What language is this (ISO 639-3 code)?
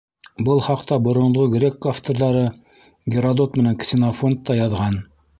bak